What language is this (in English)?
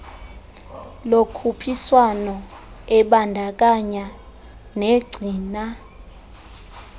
Xhosa